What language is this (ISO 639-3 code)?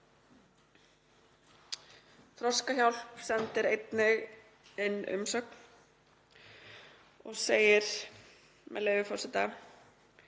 isl